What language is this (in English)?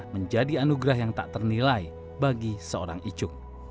Indonesian